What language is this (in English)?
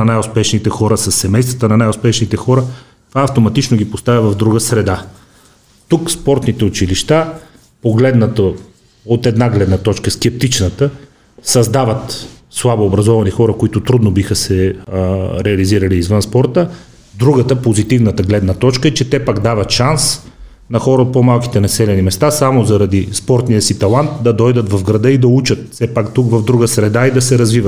Bulgarian